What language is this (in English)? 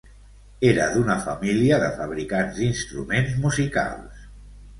Catalan